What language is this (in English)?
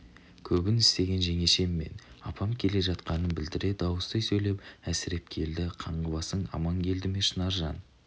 Kazakh